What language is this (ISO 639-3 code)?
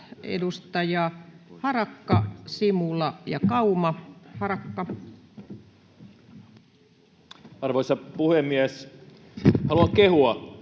fin